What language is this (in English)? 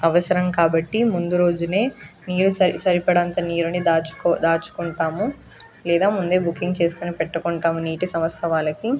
Telugu